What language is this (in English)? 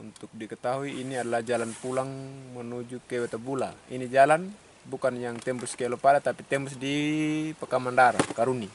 Indonesian